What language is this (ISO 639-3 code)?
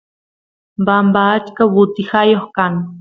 qus